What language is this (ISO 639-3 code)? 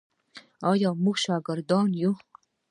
pus